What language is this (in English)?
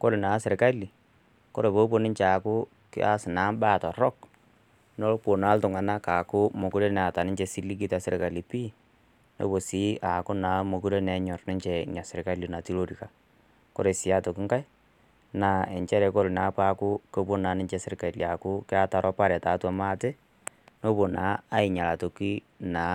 Masai